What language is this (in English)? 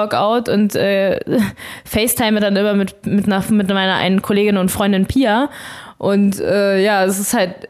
German